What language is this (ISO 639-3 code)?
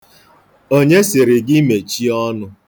ibo